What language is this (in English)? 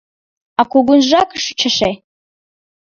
Mari